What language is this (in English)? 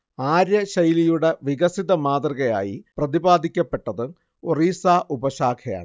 Malayalam